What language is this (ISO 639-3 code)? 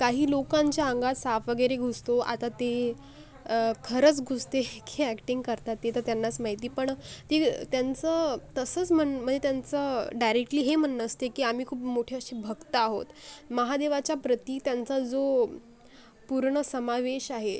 mar